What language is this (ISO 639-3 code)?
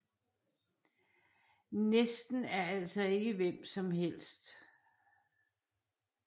dan